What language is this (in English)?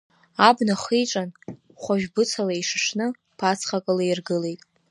Abkhazian